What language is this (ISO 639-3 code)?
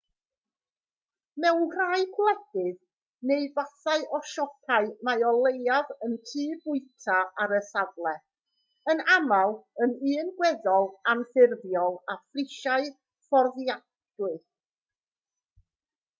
cym